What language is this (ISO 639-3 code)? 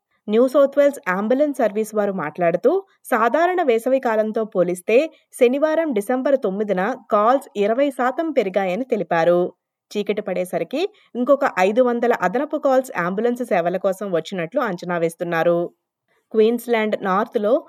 tel